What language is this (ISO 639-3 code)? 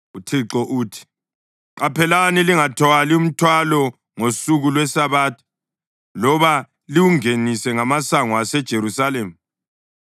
nde